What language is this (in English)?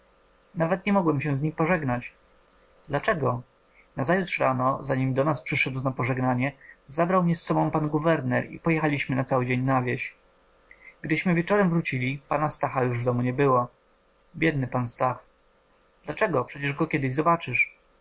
Polish